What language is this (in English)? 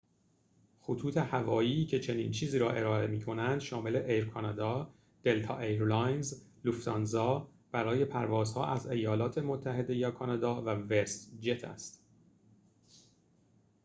Persian